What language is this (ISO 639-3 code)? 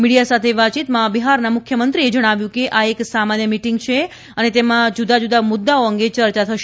guj